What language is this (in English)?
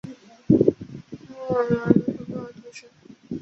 Chinese